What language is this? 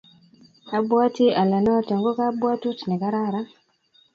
Kalenjin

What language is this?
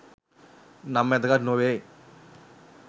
Sinhala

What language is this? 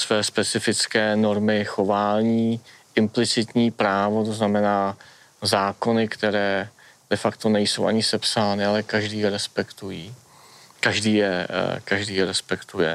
Czech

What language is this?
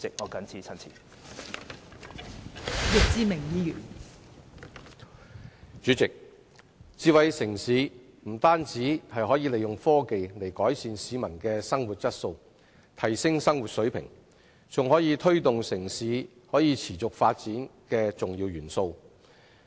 Cantonese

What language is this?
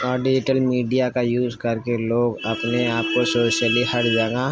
Urdu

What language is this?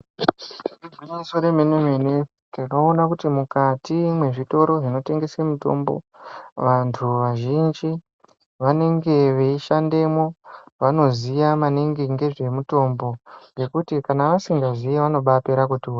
Ndau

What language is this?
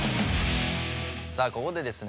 Japanese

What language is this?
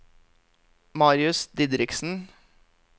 Norwegian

